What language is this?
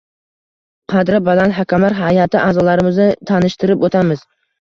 Uzbek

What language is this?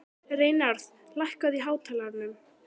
Icelandic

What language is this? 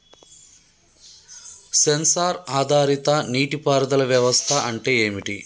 Telugu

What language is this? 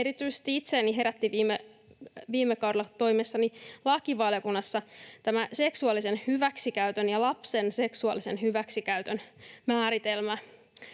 Finnish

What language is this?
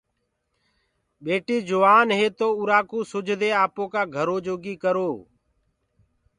Gurgula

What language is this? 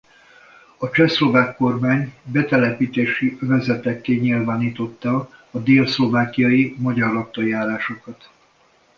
Hungarian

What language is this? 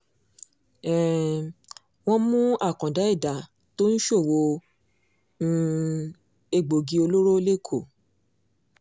Yoruba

